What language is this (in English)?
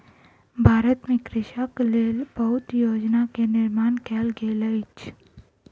Maithili